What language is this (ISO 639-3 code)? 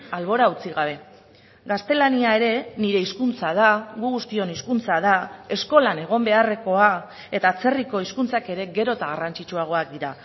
eus